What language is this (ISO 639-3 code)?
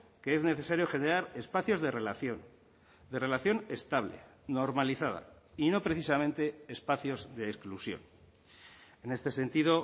spa